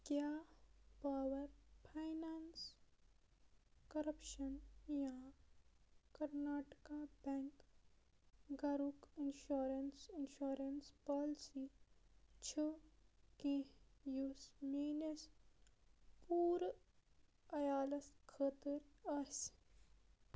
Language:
Kashmiri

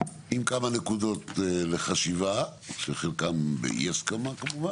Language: Hebrew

